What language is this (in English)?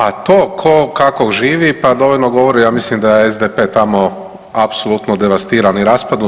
Croatian